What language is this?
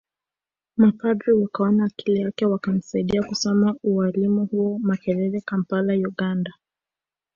Swahili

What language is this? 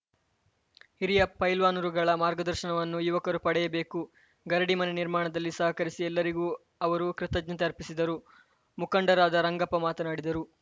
Kannada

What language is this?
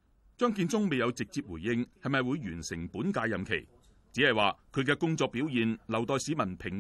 Chinese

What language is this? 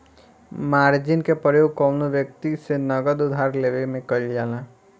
Bhojpuri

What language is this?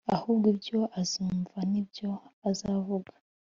Kinyarwanda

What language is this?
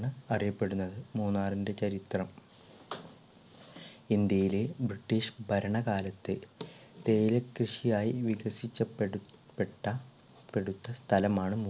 Malayalam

